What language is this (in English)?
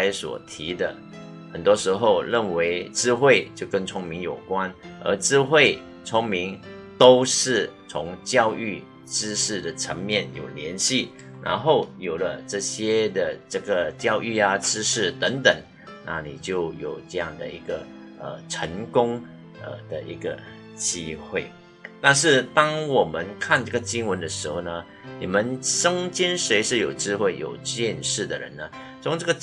Chinese